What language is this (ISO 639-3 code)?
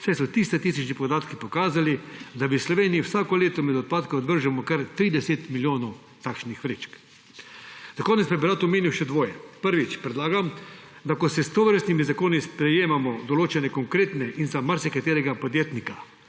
slv